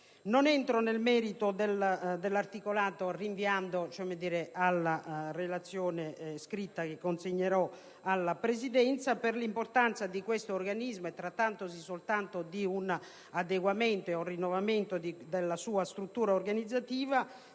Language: Italian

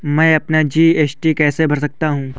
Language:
Hindi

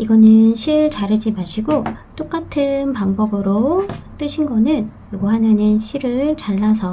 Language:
Korean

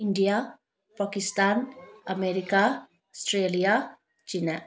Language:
Manipuri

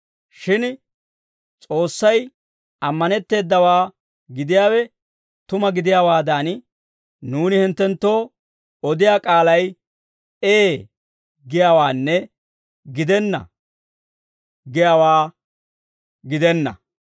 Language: Dawro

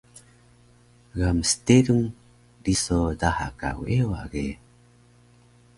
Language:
Taroko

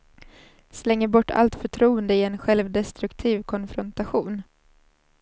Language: Swedish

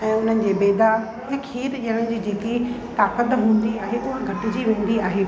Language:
Sindhi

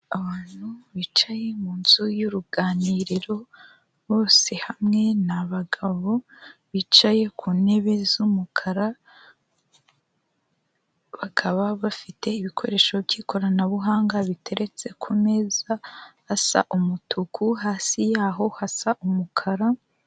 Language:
Kinyarwanda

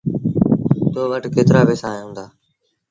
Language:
Sindhi Bhil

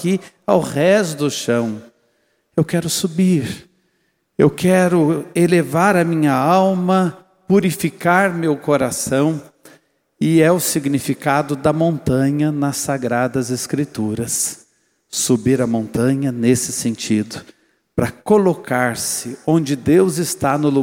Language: Portuguese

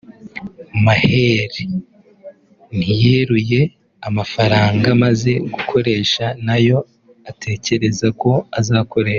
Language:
Kinyarwanda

